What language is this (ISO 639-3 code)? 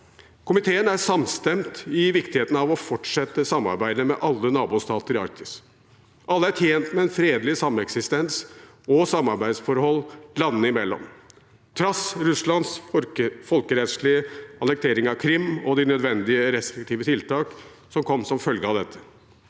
nor